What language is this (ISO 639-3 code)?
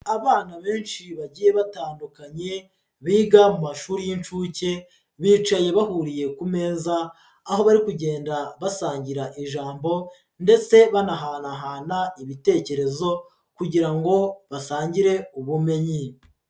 kin